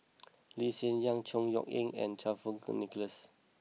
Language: English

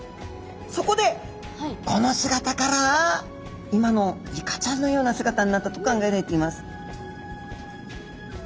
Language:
Japanese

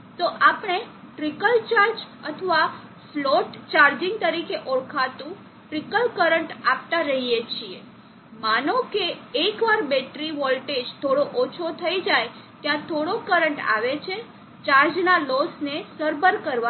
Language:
Gujarati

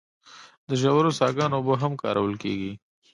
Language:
Pashto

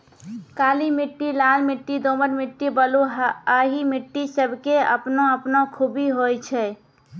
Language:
Maithili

